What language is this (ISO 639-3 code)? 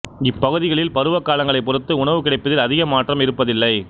tam